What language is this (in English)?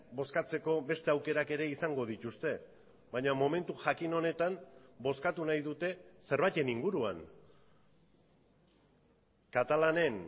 Basque